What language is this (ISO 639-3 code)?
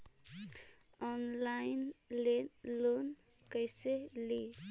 mag